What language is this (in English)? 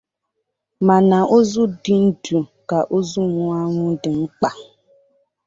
Igbo